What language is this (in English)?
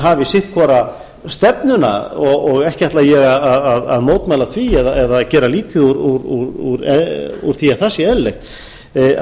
Icelandic